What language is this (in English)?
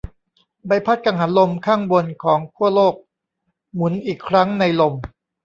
Thai